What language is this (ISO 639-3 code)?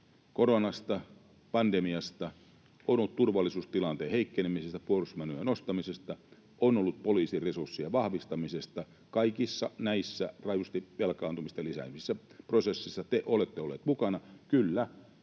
fin